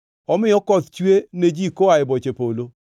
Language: Luo (Kenya and Tanzania)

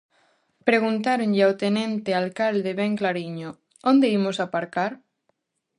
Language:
Galician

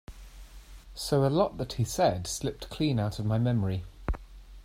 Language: English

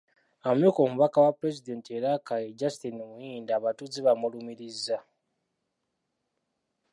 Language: Ganda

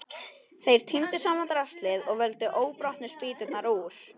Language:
Icelandic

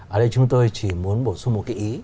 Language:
Vietnamese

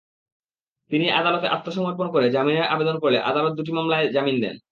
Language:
Bangla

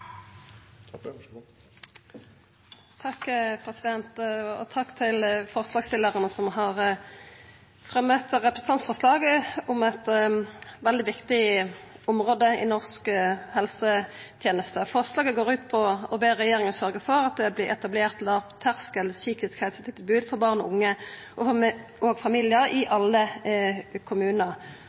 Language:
Norwegian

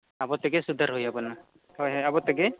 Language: Santali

